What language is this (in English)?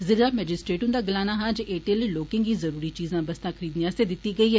Dogri